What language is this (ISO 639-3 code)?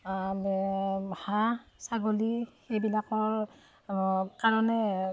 asm